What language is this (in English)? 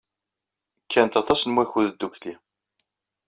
Kabyle